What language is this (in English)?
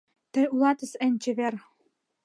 Mari